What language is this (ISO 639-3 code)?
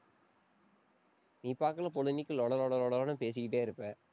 tam